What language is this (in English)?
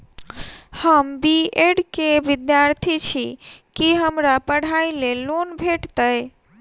Maithili